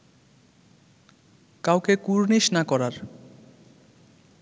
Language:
Bangla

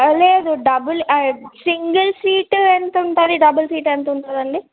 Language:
Telugu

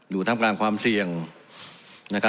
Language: Thai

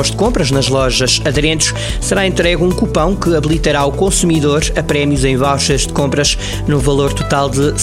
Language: Portuguese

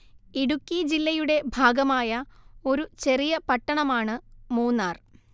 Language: Malayalam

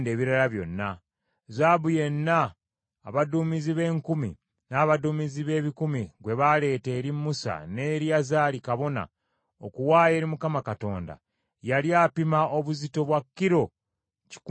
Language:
Ganda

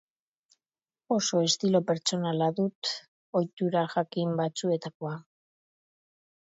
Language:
Basque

